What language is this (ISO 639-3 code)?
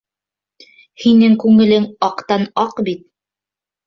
bak